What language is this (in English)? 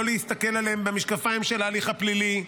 Hebrew